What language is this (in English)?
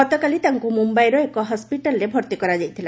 Odia